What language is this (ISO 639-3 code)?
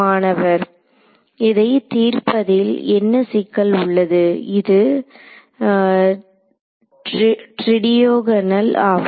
tam